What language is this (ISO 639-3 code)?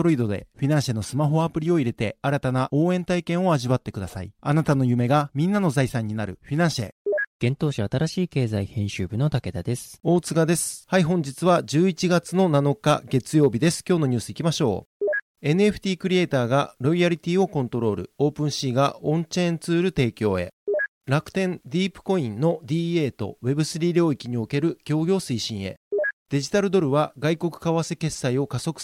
jpn